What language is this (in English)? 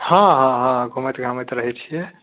Maithili